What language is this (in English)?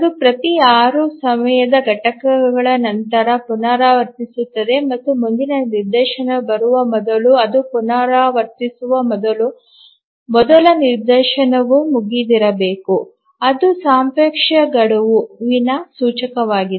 Kannada